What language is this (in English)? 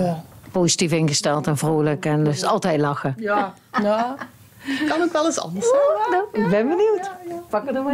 Dutch